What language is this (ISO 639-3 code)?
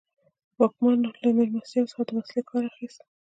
pus